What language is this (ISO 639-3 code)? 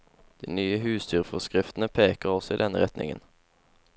nor